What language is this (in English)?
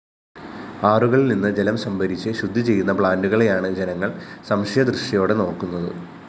Malayalam